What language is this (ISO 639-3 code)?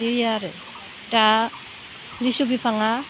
brx